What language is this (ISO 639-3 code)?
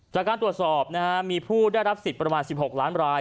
tha